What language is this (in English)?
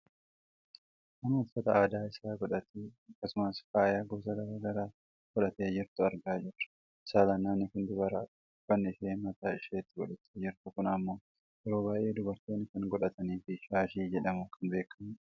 Oromo